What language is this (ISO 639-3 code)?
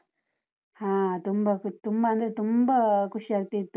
kan